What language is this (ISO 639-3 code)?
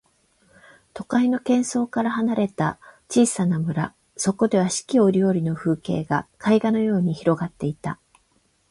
jpn